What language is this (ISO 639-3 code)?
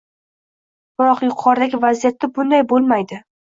uzb